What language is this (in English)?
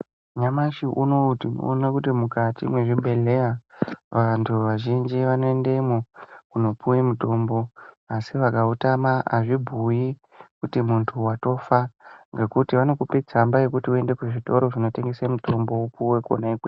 Ndau